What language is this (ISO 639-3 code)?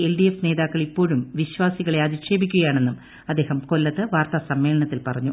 mal